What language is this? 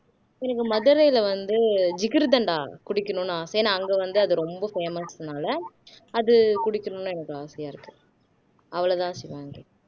Tamil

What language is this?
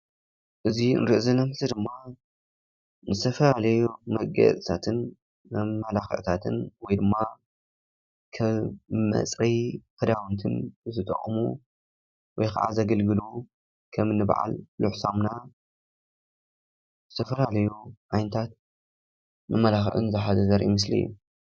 Tigrinya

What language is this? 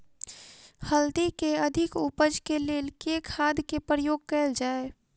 Maithili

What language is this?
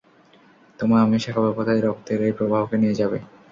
Bangla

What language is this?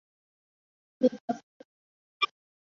Chinese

